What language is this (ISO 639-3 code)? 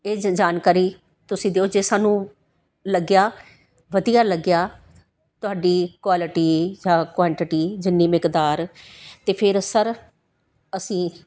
pan